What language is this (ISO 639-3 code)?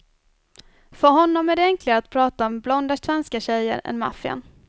swe